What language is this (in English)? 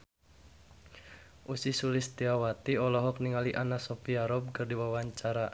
Sundanese